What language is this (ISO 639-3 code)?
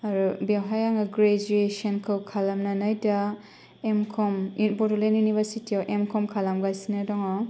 brx